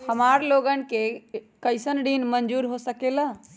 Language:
Magahi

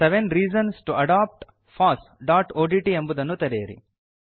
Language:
Kannada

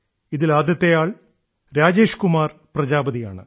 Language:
Malayalam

